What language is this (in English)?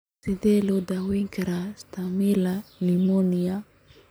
Somali